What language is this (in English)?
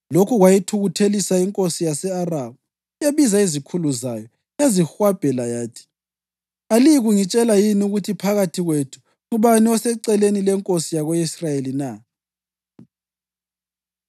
North Ndebele